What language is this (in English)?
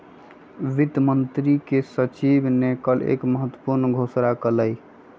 Magahi